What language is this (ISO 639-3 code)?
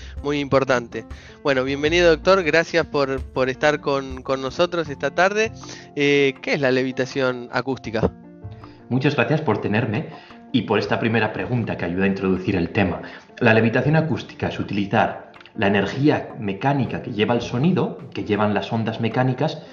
spa